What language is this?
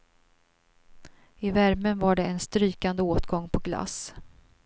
Swedish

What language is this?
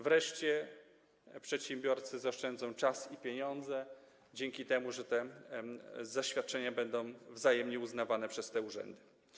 Polish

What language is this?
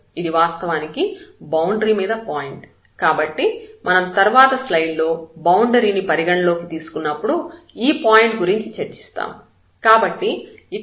Telugu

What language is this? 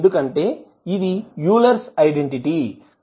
Telugu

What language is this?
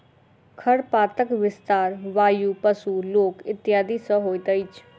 Maithili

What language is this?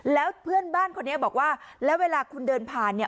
Thai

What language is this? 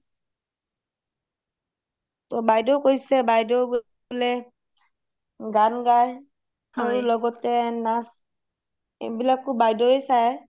Assamese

